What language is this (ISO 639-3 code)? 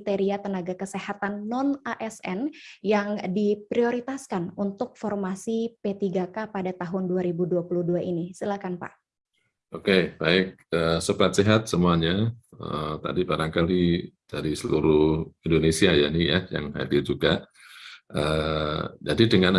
ind